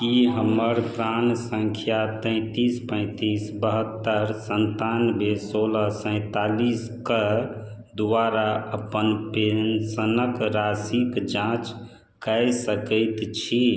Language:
Maithili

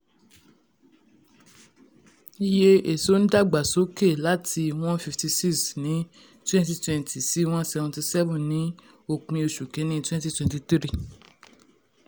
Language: Yoruba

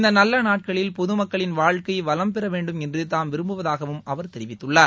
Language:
Tamil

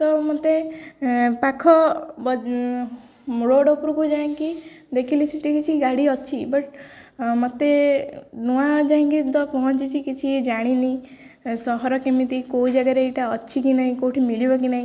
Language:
Odia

